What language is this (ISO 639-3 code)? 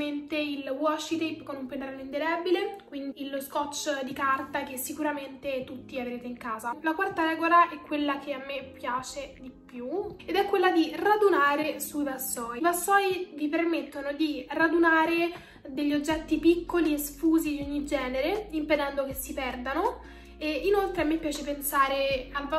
ita